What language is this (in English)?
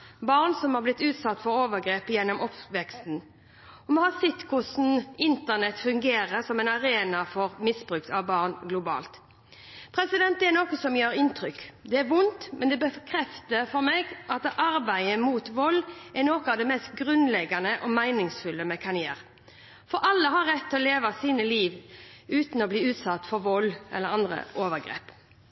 Norwegian Bokmål